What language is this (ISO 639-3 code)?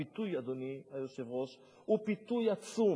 heb